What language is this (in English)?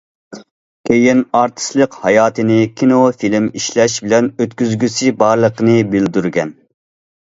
Uyghur